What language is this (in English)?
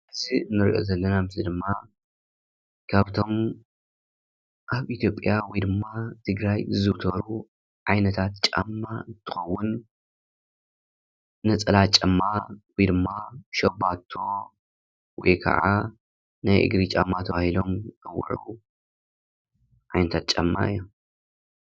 Tigrinya